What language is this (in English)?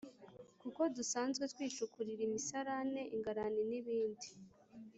Kinyarwanda